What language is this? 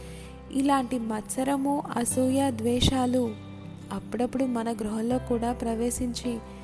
Telugu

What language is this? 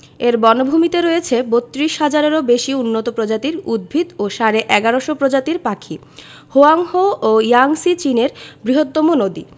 Bangla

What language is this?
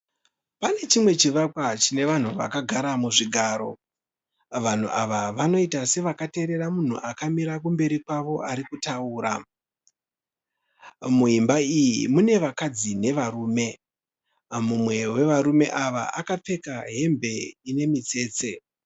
Shona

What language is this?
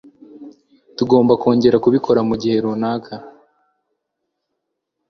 Kinyarwanda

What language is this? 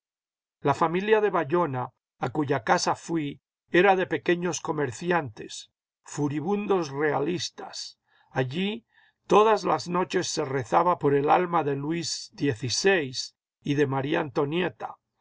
Spanish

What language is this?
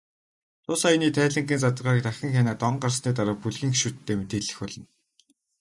Mongolian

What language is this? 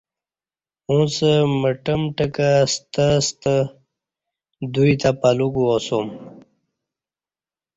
Kati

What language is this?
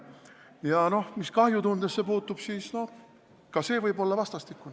Estonian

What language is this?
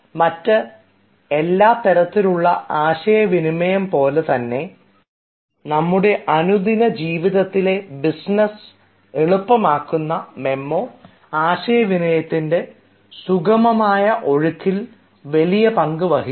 Malayalam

